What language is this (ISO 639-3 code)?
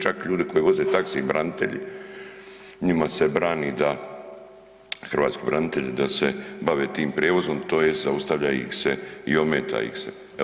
hrv